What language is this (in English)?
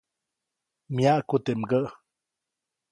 Copainalá Zoque